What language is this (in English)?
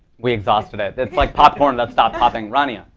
English